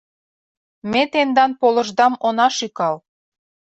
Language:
Mari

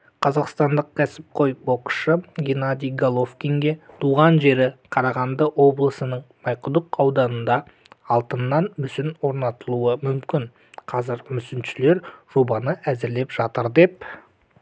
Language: Kazakh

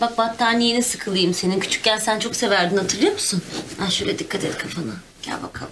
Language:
Turkish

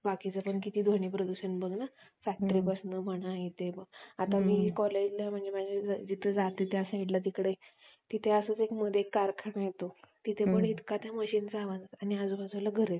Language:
Marathi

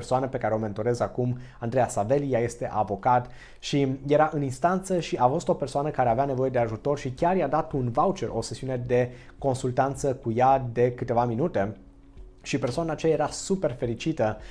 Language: Romanian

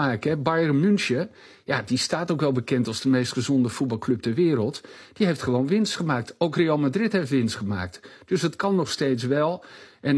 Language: Dutch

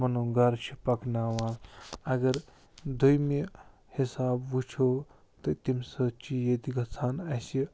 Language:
Kashmiri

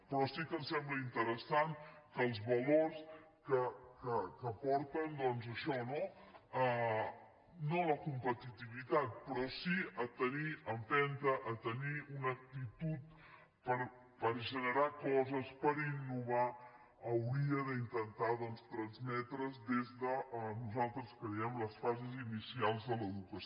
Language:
Catalan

